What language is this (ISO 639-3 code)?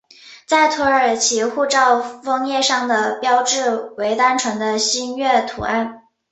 zho